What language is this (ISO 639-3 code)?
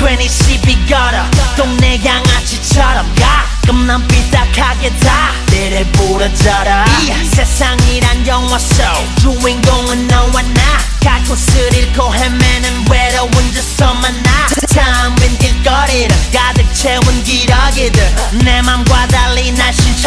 tha